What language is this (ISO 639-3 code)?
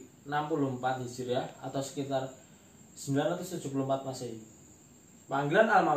ind